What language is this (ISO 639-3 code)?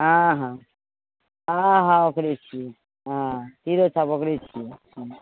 mai